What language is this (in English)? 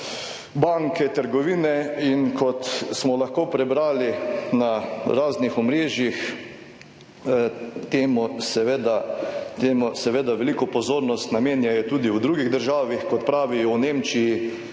Slovenian